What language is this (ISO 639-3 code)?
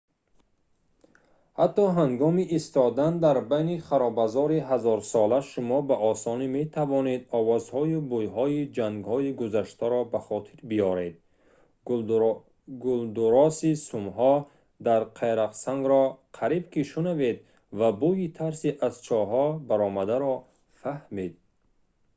tgk